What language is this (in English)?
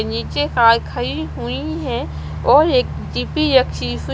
Hindi